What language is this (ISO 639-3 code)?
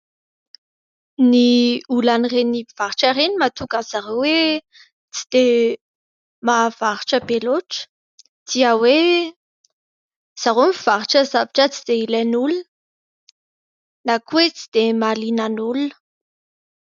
mlg